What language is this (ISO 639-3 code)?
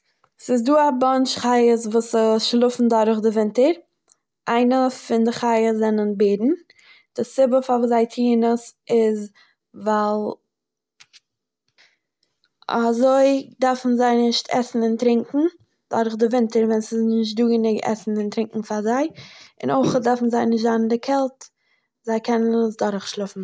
yid